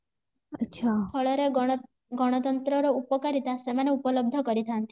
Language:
Odia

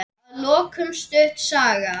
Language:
Icelandic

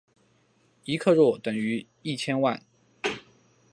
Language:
Chinese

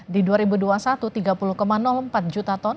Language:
Indonesian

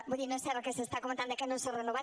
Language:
Catalan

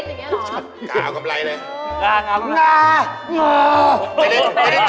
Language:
Thai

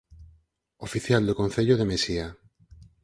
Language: Galician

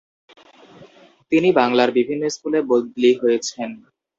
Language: Bangla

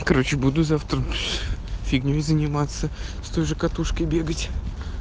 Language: Russian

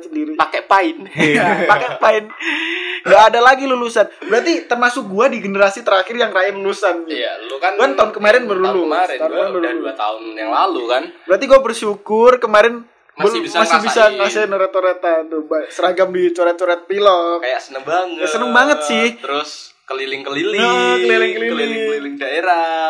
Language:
Indonesian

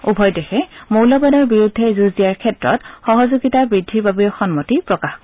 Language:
Assamese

